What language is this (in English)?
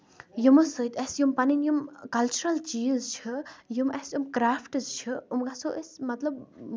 Kashmiri